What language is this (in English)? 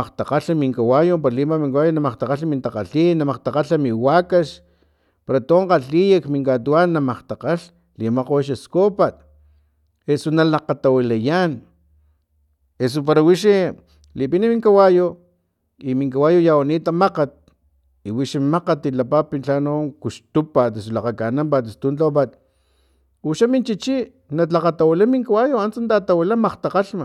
Filomena Mata-Coahuitlán Totonac